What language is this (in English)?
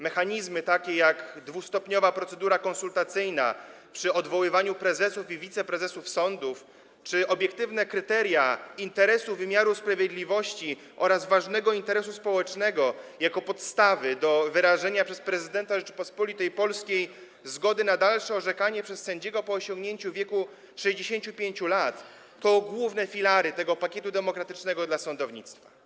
Polish